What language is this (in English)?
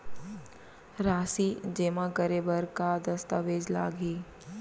Chhattisgarhi